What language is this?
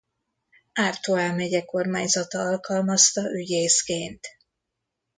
Hungarian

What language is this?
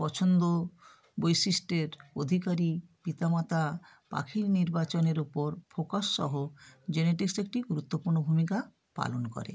Bangla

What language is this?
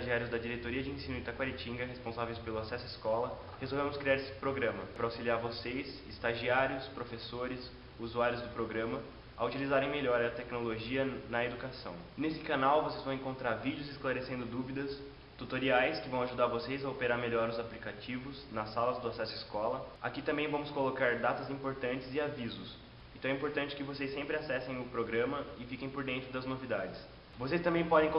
Portuguese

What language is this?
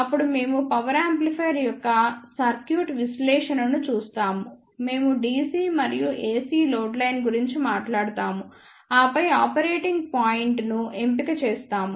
Telugu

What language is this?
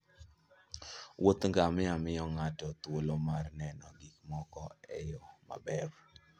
Luo (Kenya and Tanzania)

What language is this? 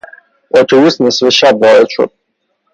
Persian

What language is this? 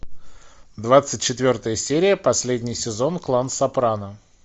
Russian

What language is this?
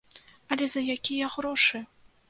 Belarusian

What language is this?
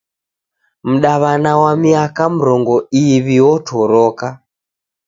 Taita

